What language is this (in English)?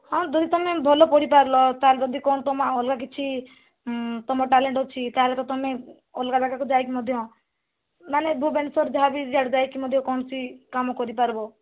Odia